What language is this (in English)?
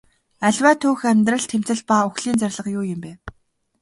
Mongolian